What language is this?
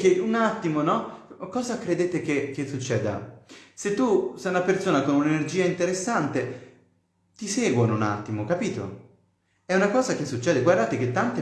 Italian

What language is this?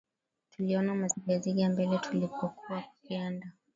Swahili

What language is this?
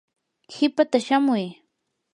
Yanahuanca Pasco Quechua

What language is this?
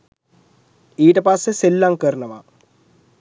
Sinhala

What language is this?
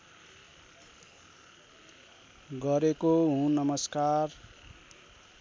Nepali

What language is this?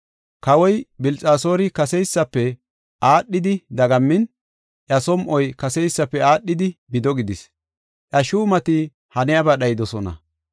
Gofa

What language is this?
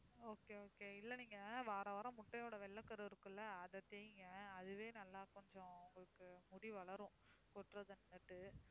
Tamil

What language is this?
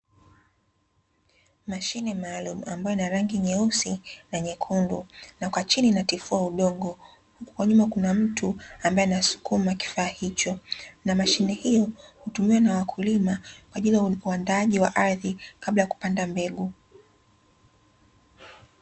Swahili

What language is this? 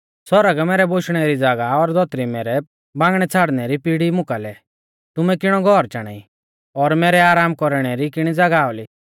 Mahasu Pahari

